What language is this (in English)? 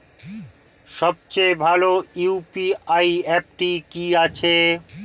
Bangla